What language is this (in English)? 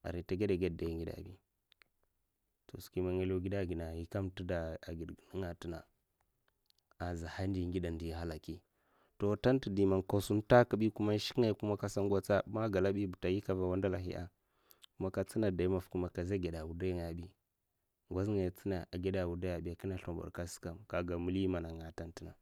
Mafa